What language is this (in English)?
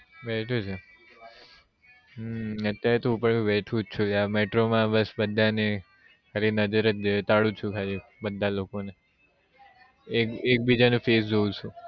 Gujarati